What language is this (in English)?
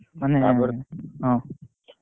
Odia